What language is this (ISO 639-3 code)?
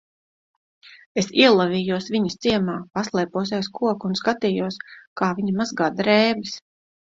lav